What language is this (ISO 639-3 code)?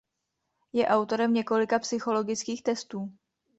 ces